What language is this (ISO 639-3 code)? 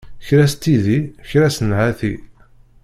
kab